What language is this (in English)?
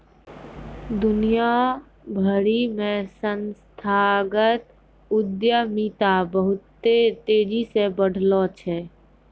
Maithili